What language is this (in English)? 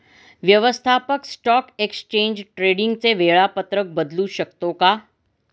Marathi